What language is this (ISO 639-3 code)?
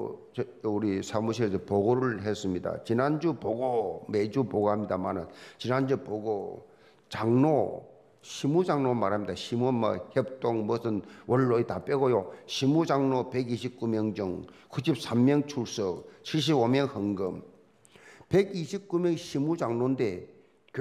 kor